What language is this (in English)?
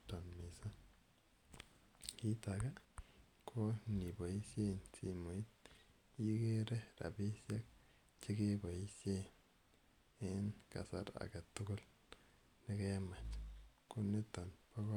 Kalenjin